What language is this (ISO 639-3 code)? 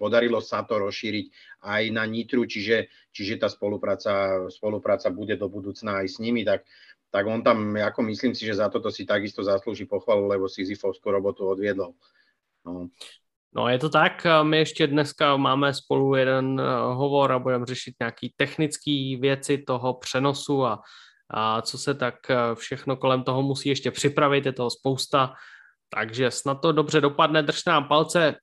ces